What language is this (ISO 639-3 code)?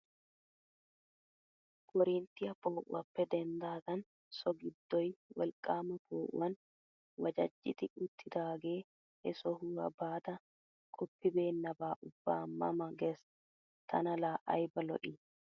wal